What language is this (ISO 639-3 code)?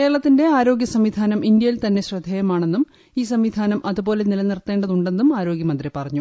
mal